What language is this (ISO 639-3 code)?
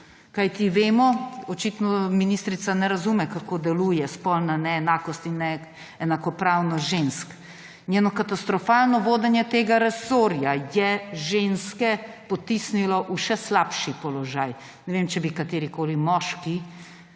slv